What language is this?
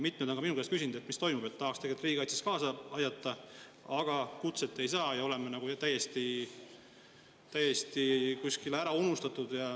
Estonian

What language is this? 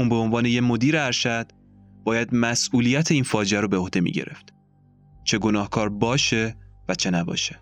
Persian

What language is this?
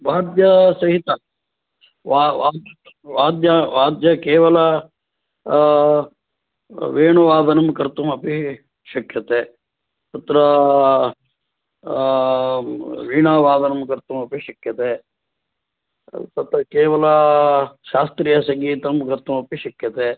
Sanskrit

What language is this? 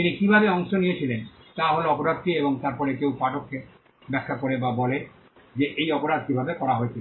Bangla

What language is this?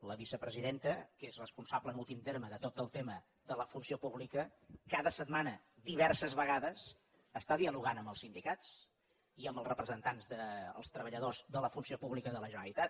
Catalan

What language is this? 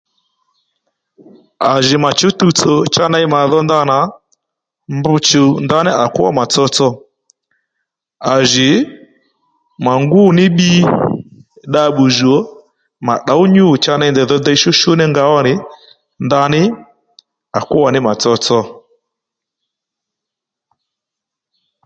Lendu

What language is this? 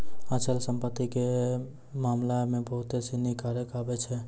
Maithili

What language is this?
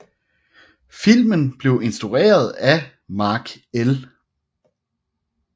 Danish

